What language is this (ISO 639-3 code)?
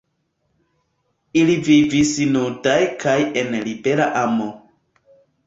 epo